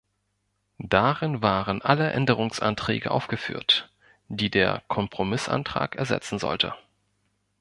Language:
German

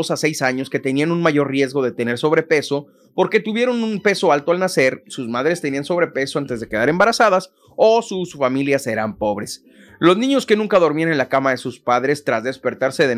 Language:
Spanish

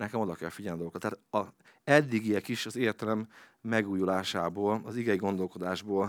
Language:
Hungarian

